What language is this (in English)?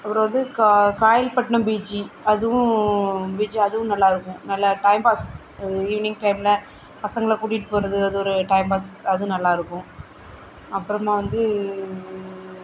Tamil